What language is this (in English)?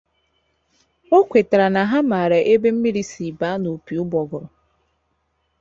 Igbo